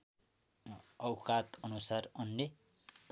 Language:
Nepali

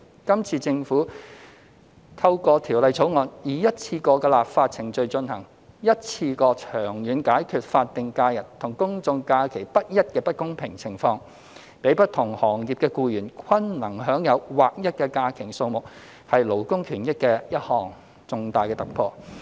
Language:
Cantonese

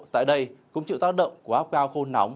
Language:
Vietnamese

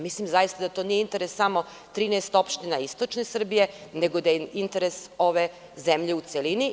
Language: Serbian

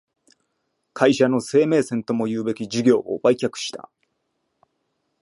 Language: Japanese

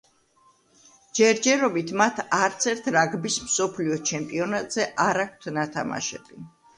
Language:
Georgian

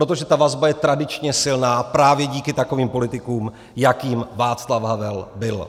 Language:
Czech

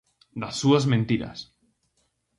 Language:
Galician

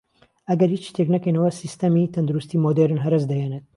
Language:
Central Kurdish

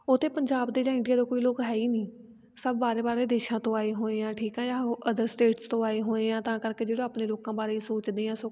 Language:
Punjabi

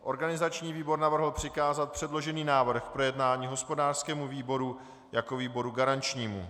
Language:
Czech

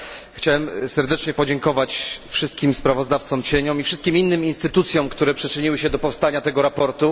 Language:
Polish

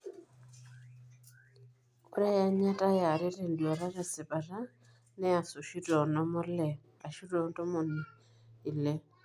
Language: Masai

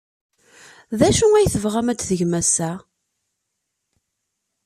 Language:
Kabyle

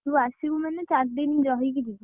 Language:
Odia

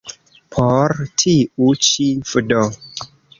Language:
Esperanto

